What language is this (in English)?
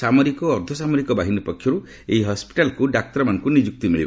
Odia